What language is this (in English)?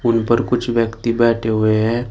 Hindi